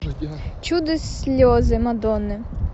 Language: Russian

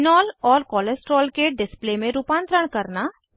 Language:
Hindi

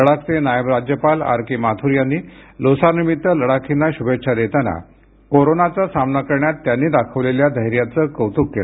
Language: Marathi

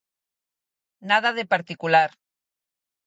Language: Galician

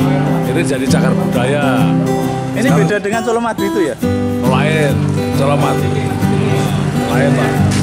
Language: Indonesian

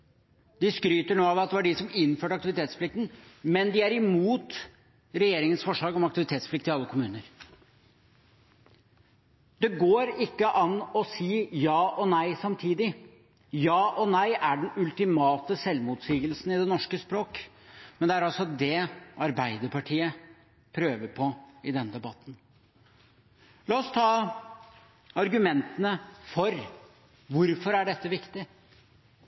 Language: Norwegian Bokmål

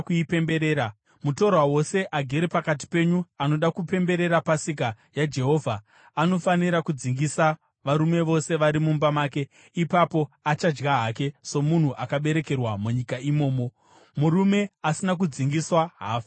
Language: Shona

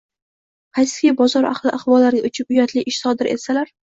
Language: Uzbek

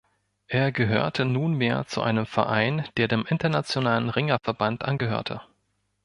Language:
German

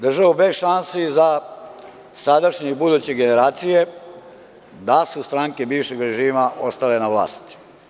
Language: Serbian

